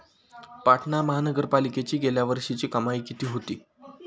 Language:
Marathi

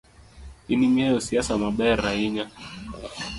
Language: Luo (Kenya and Tanzania)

